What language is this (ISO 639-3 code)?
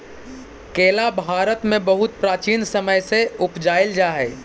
mag